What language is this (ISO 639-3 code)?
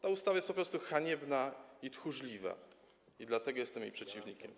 pol